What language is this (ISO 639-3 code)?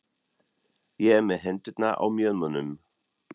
isl